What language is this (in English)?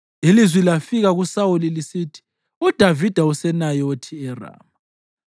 North Ndebele